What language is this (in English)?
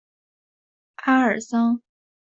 Chinese